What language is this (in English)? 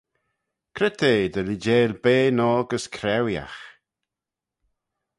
Manx